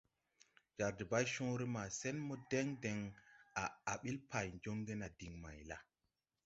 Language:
Tupuri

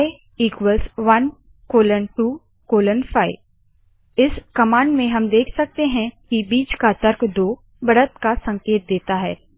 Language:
Hindi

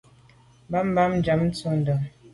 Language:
Medumba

